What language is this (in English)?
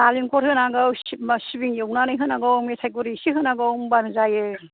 Bodo